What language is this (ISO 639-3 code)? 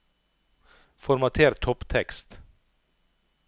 nor